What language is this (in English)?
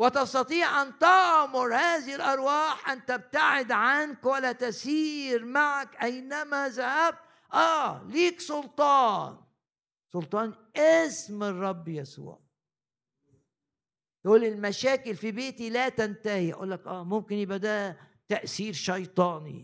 Arabic